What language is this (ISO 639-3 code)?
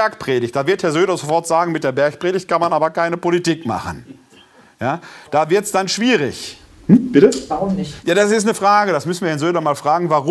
deu